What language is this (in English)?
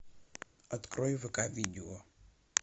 Russian